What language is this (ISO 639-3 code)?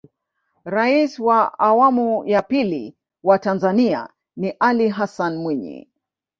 swa